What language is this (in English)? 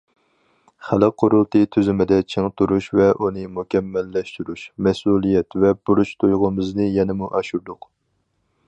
Uyghur